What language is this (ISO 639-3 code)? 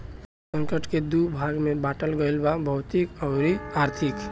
bho